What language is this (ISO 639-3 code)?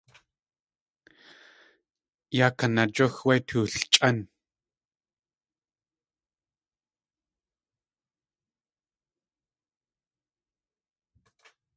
tli